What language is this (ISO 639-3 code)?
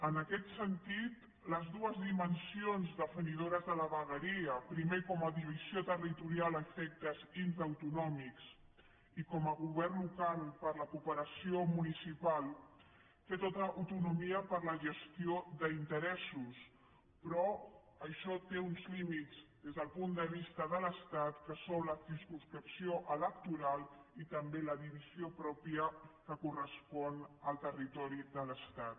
cat